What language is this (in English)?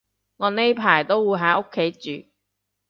Cantonese